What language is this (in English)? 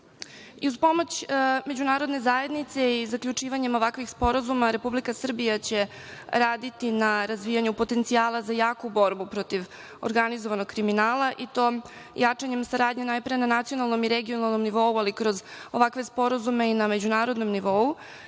Serbian